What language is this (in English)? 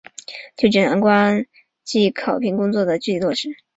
Chinese